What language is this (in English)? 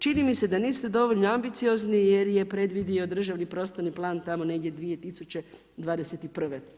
Croatian